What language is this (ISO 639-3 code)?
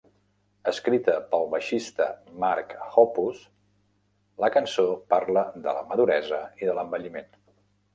cat